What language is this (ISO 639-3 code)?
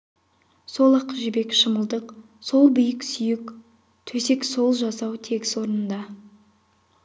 kaz